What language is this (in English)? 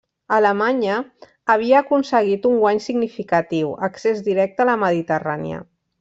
Catalan